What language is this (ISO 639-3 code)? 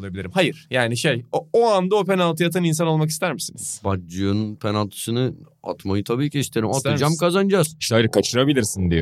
tur